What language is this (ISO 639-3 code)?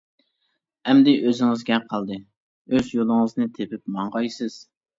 uig